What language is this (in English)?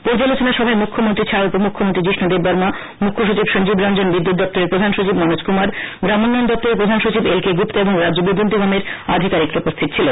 Bangla